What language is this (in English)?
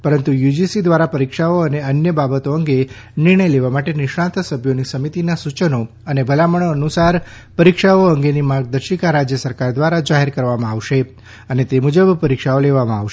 Gujarati